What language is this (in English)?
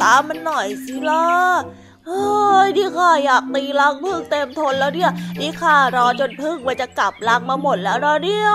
Thai